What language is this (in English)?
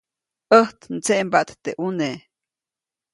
Copainalá Zoque